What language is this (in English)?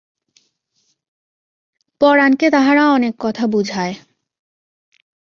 Bangla